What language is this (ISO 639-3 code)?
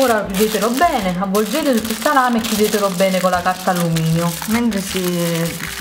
ita